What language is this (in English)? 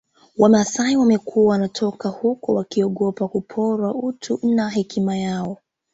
Swahili